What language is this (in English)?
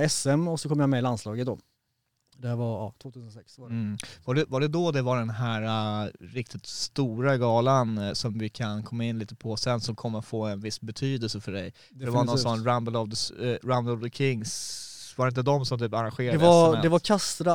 Swedish